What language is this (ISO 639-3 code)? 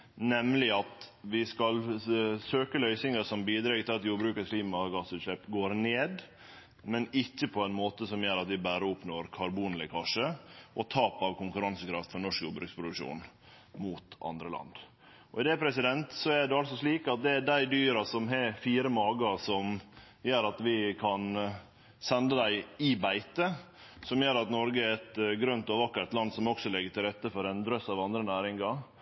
nno